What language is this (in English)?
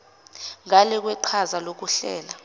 Zulu